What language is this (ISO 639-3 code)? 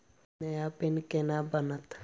mai